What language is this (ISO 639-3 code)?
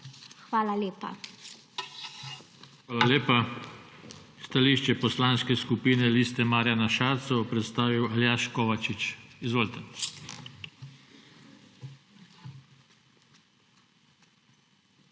slv